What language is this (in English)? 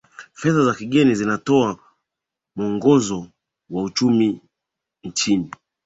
Swahili